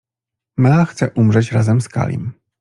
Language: Polish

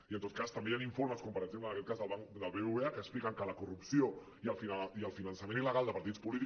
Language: Catalan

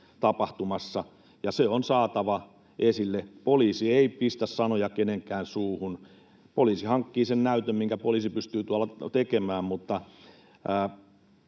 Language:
Finnish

